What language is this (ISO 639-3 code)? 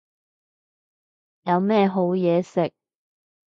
yue